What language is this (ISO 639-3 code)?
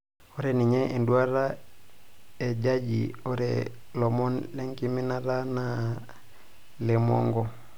mas